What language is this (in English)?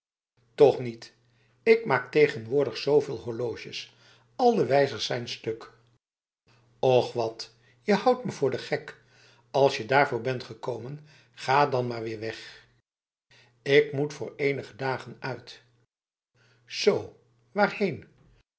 Dutch